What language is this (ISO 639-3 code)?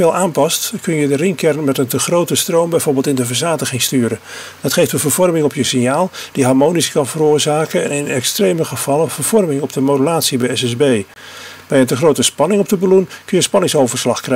nld